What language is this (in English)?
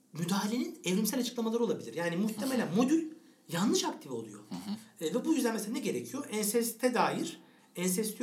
Turkish